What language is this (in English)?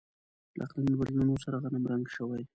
Pashto